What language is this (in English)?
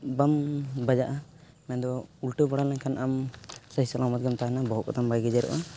Santali